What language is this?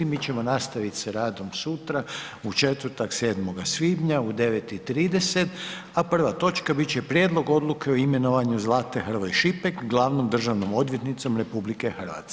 Croatian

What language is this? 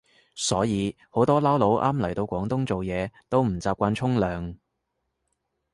Cantonese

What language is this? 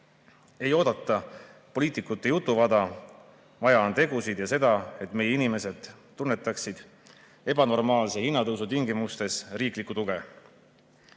Estonian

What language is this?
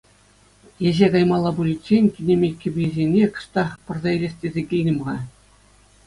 Chuvash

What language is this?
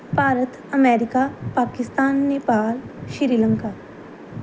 Punjabi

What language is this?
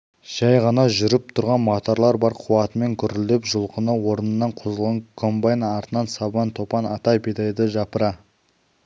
Kazakh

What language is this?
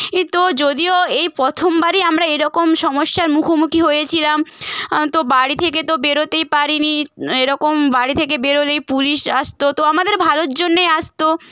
Bangla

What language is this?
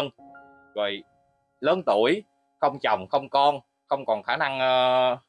Vietnamese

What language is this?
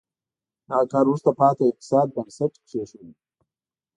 Pashto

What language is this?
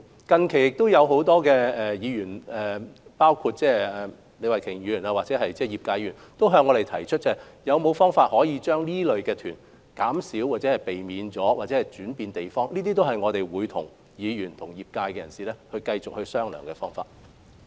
Cantonese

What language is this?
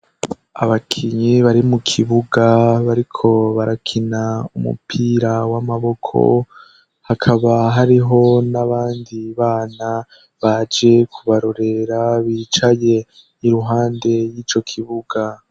Rundi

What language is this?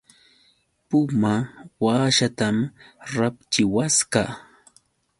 Yauyos Quechua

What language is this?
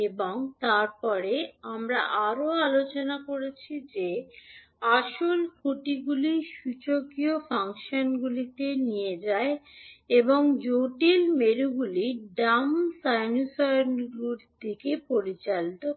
Bangla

